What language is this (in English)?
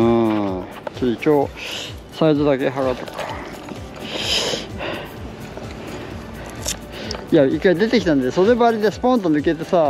Japanese